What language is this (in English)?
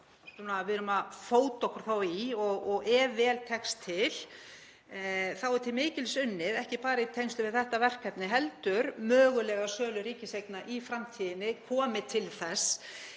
Icelandic